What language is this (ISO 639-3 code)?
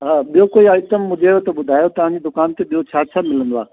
snd